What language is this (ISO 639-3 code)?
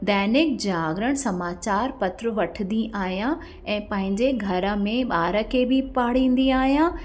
snd